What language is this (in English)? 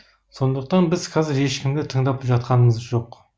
Kazakh